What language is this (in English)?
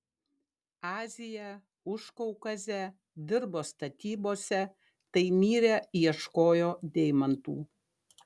Lithuanian